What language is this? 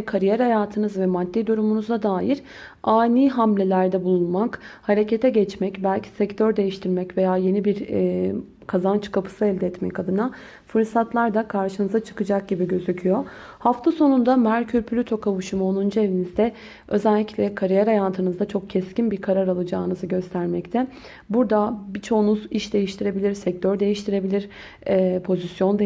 Turkish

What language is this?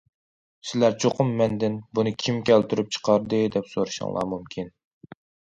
Uyghur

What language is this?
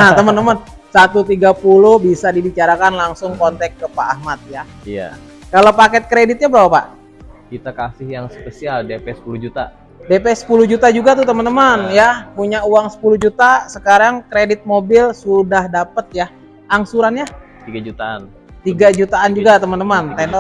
Indonesian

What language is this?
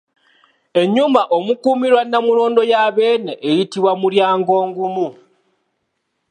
Ganda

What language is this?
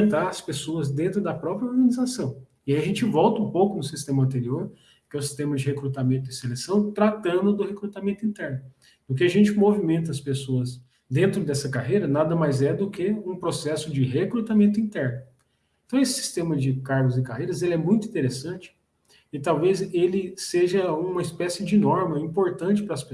Portuguese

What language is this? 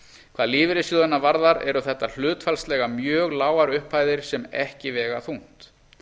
Icelandic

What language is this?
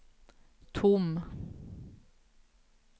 Swedish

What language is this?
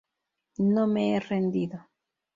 Spanish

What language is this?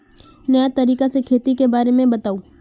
Magahi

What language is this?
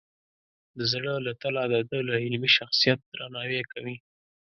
Pashto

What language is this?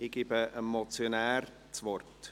Swiss German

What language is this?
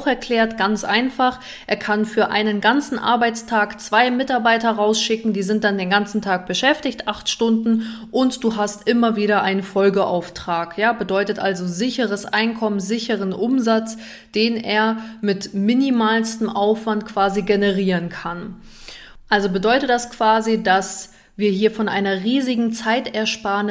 German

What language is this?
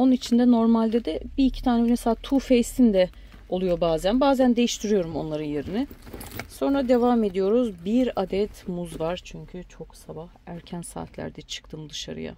Turkish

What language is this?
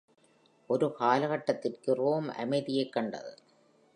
Tamil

